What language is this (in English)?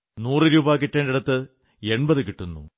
Malayalam